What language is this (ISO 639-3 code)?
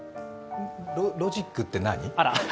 jpn